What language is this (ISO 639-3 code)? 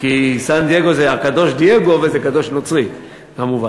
heb